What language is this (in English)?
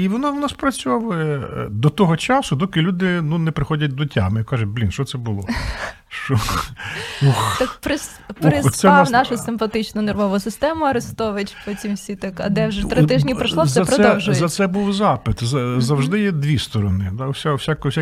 Ukrainian